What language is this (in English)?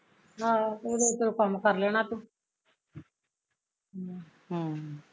Punjabi